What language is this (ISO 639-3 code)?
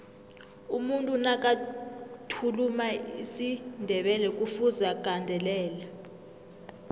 nbl